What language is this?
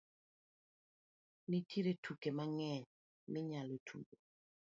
Luo (Kenya and Tanzania)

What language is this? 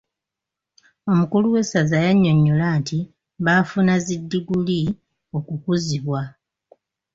Ganda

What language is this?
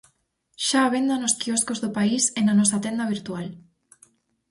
Galician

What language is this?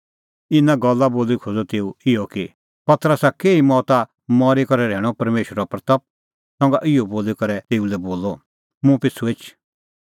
Kullu Pahari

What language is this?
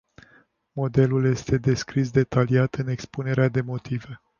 Romanian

